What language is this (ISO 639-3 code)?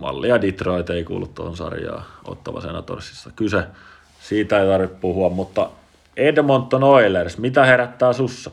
fin